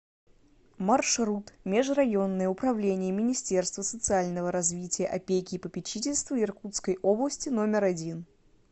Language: Russian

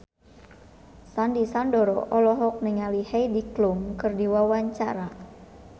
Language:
Sundanese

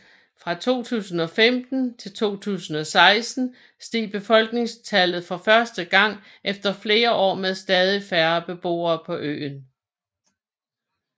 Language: Danish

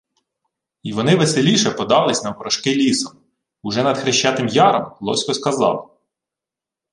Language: Ukrainian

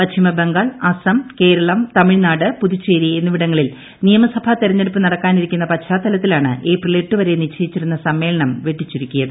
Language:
Malayalam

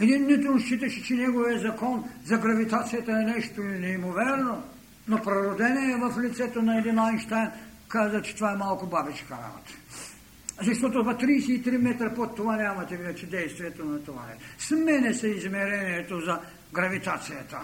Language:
Bulgarian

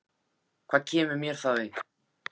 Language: Icelandic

